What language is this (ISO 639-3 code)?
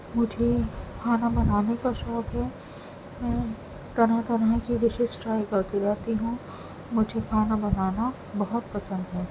urd